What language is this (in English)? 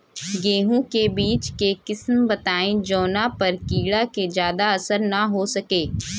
Bhojpuri